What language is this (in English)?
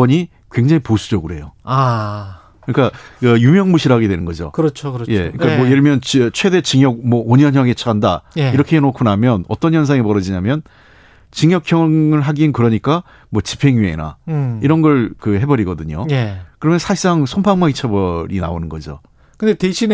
Korean